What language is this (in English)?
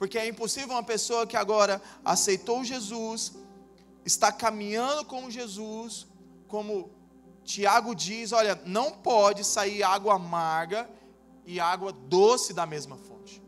Portuguese